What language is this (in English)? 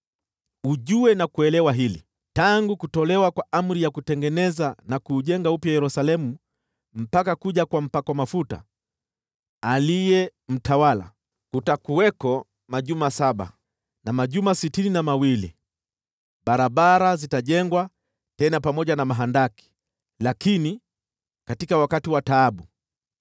Swahili